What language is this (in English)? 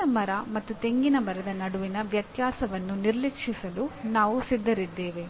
Kannada